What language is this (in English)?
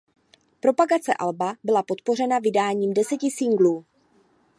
Czech